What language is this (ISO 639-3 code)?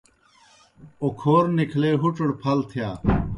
plk